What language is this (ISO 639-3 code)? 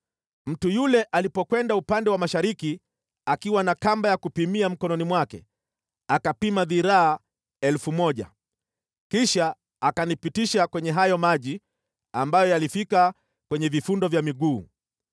swa